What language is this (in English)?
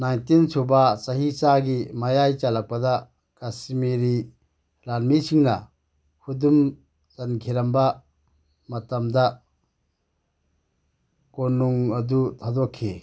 Manipuri